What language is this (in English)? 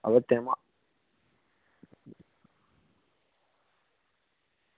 Gujarati